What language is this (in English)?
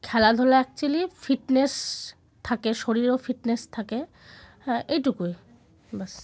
Bangla